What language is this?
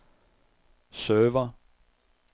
Danish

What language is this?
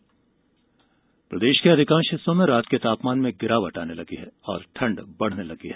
Hindi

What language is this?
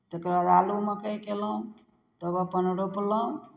Maithili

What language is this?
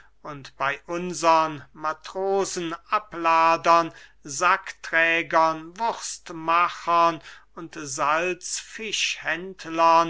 German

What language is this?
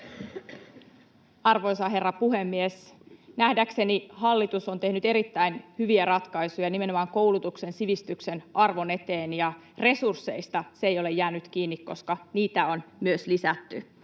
Finnish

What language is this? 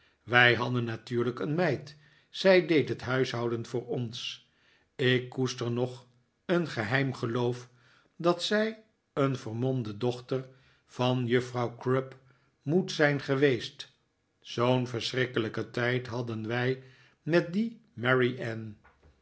Dutch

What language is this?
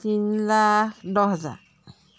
Assamese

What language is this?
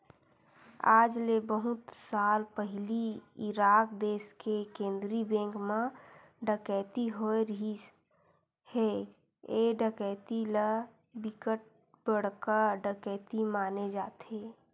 Chhattisgarhi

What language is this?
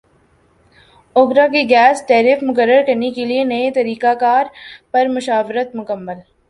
Urdu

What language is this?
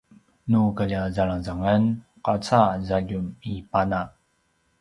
Paiwan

